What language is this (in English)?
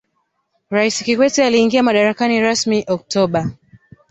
Swahili